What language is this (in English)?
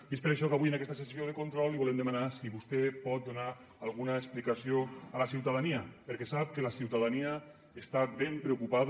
Catalan